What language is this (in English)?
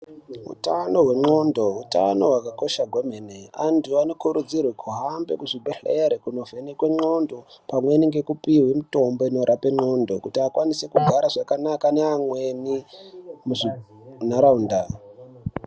Ndau